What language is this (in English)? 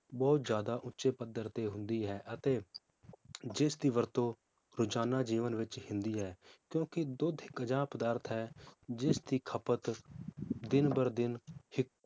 Punjabi